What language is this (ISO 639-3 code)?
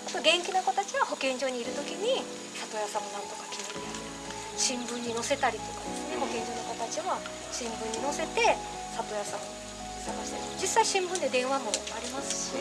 jpn